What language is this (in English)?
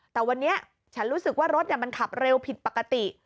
Thai